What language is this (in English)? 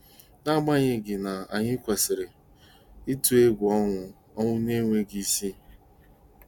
Igbo